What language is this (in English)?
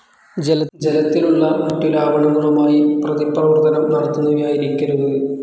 Malayalam